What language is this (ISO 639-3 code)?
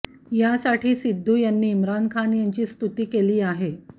mar